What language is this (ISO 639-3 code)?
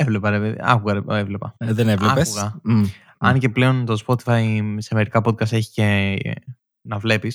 ell